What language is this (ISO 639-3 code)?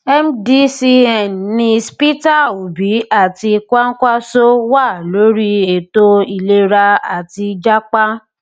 yor